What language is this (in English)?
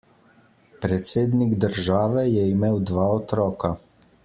Slovenian